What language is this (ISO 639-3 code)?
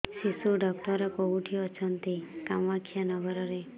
ori